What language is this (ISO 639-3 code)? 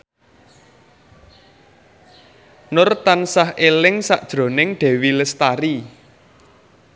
jav